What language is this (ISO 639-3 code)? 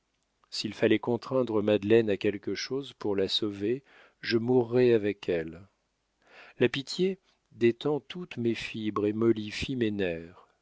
fra